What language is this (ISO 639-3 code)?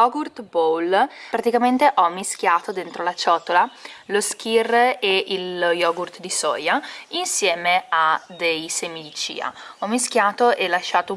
ita